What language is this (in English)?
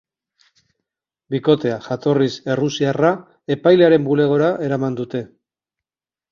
Basque